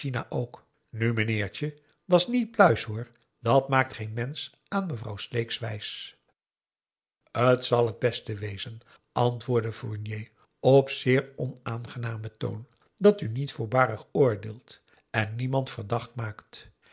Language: Dutch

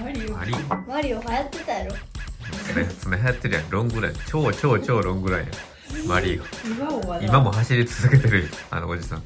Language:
Japanese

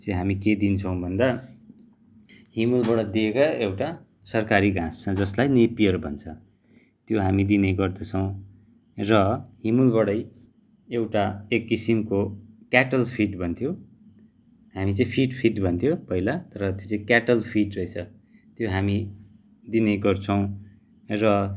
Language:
Nepali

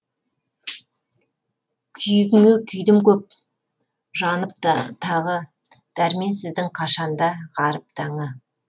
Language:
Kazakh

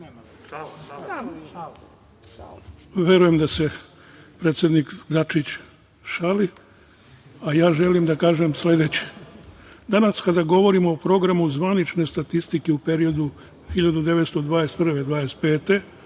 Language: Serbian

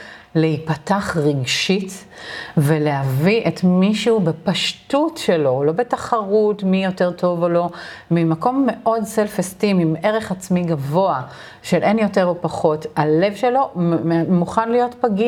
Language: Hebrew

